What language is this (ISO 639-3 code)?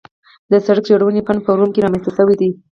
pus